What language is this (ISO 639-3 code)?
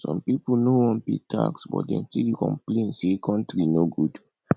pcm